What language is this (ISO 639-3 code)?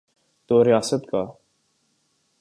urd